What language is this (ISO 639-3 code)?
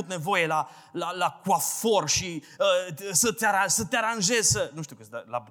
ron